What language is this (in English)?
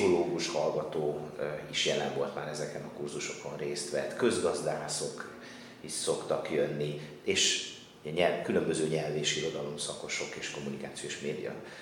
Hungarian